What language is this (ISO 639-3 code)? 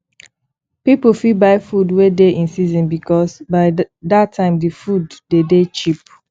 pcm